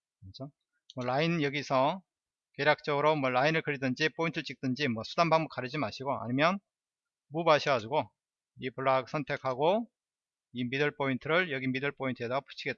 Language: Korean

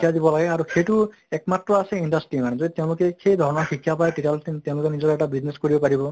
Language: Assamese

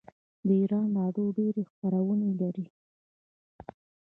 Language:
Pashto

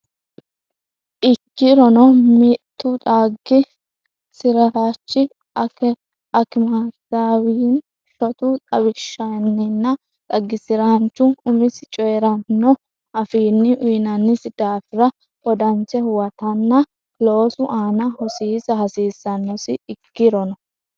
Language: Sidamo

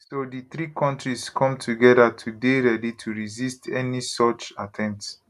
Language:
Nigerian Pidgin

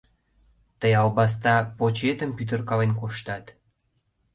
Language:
Mari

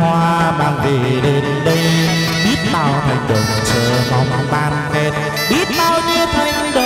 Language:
Vietnamese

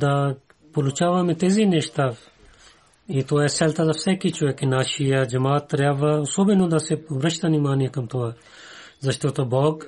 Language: Bulgarian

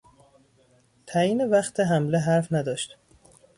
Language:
Persian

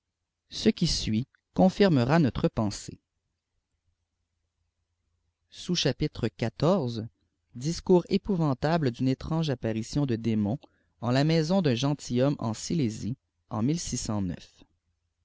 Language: French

